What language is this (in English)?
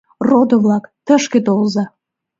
Mari